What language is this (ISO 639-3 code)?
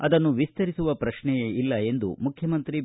kan